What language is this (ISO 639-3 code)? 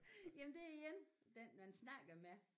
dan